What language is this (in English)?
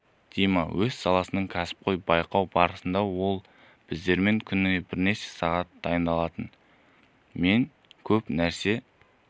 Kazakh